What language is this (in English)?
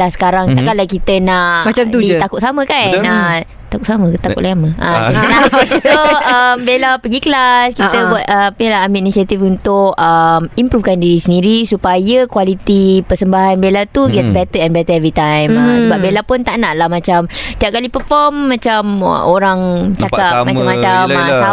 Malay